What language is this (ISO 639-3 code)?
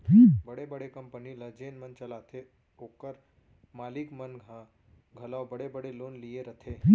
hne